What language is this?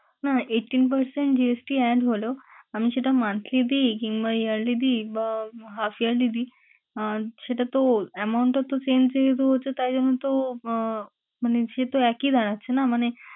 Bangla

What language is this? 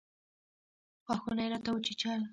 Pashto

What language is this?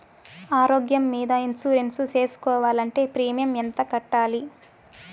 Telugu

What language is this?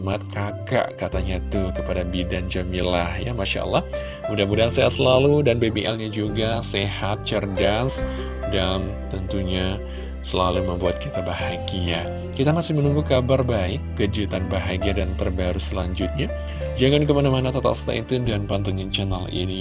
Indonesian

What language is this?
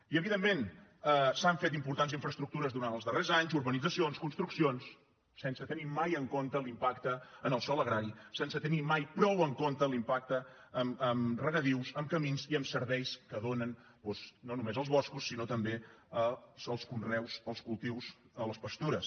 Catalan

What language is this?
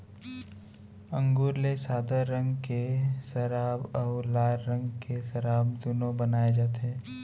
Chhattisgarhi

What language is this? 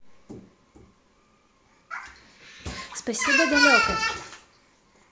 Russian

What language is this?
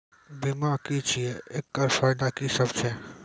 Maithili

